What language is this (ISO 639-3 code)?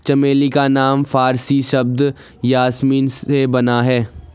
hin